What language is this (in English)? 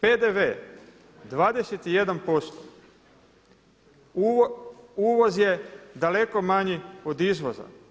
Croatian